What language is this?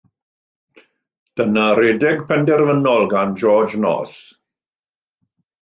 Welsh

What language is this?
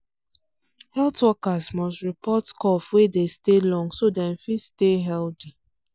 Nigerian Pidgin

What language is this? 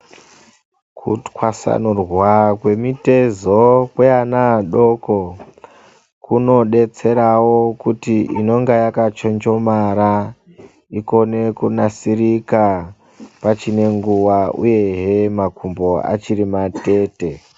Ndau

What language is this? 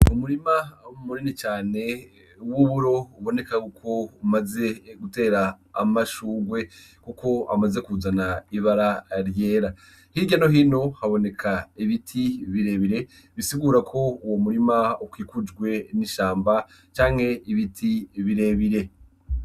Rundi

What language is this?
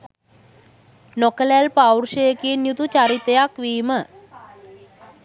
Sinhala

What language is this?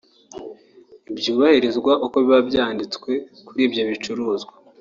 Kinyarwanda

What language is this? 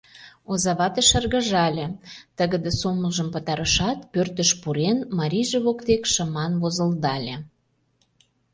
Mari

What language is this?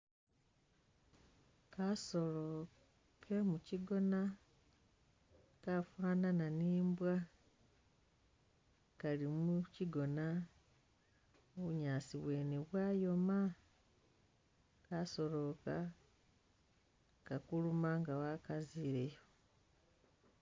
Masaaba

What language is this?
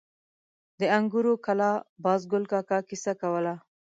Pashto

